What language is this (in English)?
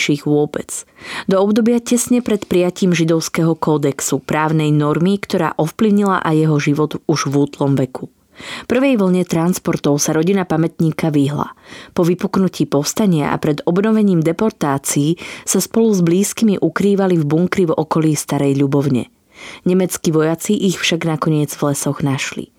Slovak